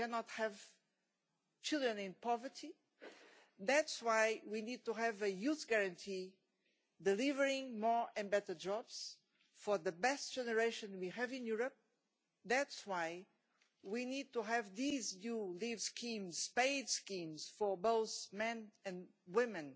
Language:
English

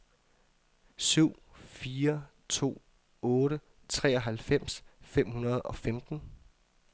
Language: Danish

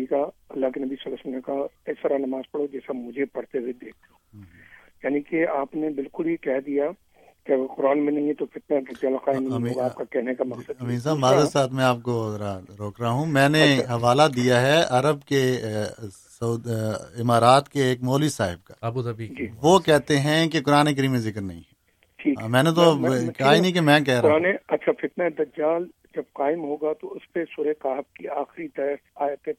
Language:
Urdu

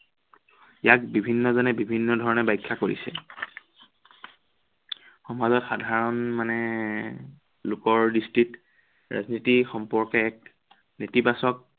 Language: Assamese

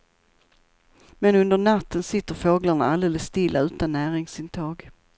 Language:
Swedish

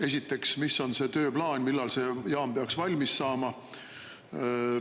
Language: Estonian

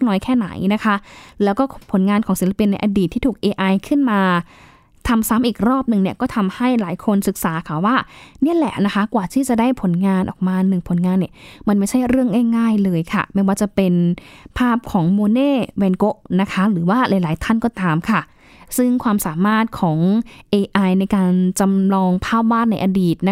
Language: Thai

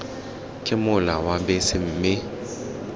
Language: Tswana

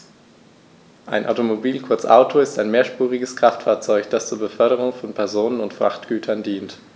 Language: German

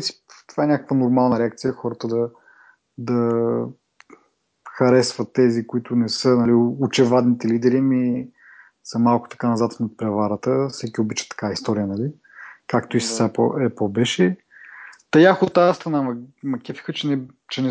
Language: Bulgarian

